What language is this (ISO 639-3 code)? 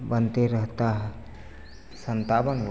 hin